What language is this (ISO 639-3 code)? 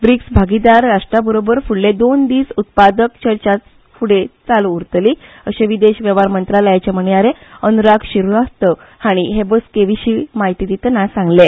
kok